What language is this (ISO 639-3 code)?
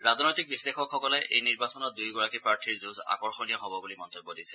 asm